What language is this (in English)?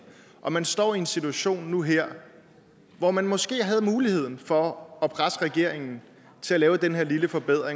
Danish